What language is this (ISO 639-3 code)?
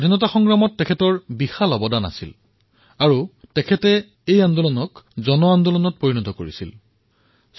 asm